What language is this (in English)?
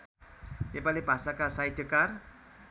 Nepali